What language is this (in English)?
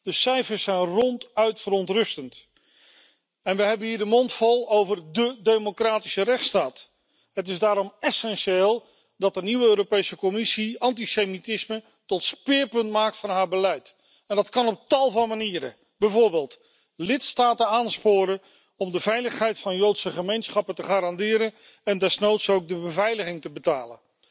Dutch